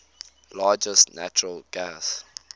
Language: English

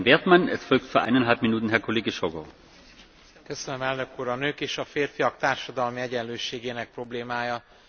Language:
Hungarian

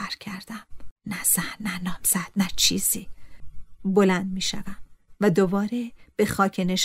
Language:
Persian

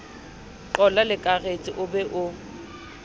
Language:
Southern Sotho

